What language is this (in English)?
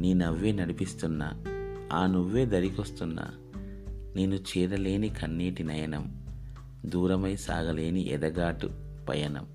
Telugu